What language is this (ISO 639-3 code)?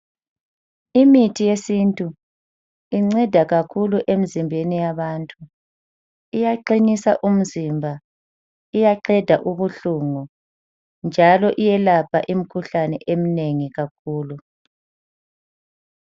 nde